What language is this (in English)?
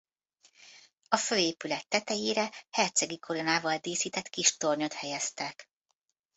Hungarian